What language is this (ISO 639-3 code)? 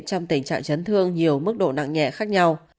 vie